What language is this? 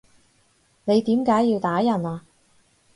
Cantonese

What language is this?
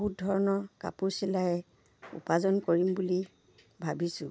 Assamese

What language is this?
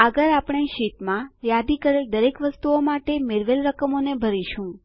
Gujarati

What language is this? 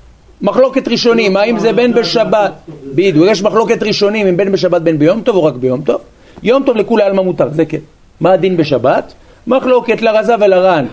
Hebrew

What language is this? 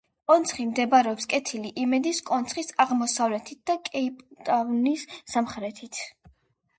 Georgian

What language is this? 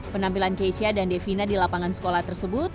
Indonesian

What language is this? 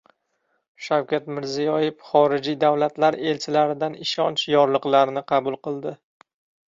Uzbek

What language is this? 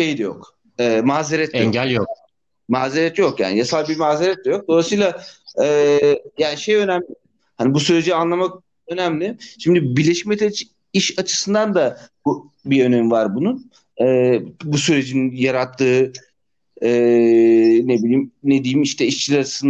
Turkish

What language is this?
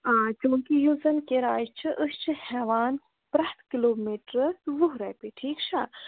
Kashmiri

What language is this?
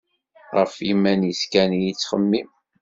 Kabyle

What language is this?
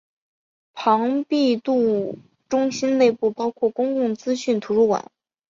Chinese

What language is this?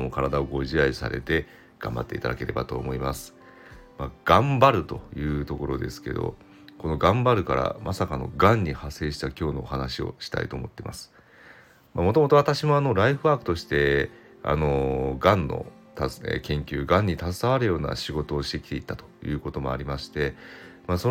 Japanese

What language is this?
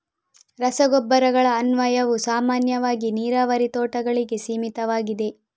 Kannada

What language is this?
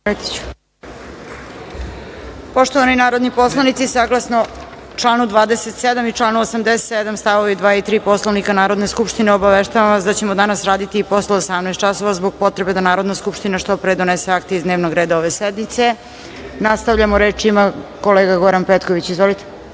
Serbian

